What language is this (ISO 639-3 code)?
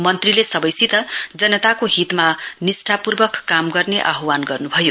nep